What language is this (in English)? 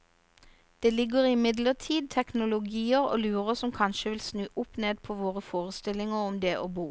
Norwegian